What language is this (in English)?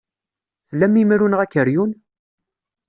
Kabyle